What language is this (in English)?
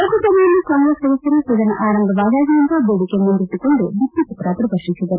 Kannada